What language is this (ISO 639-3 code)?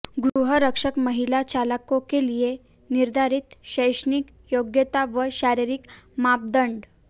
hin